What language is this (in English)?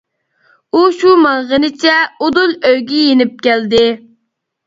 Uyghur